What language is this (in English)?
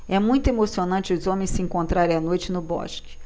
Portuguese